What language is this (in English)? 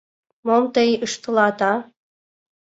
Mari